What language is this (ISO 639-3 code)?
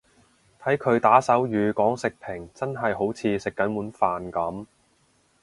yue